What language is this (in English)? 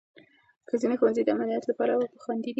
Pashto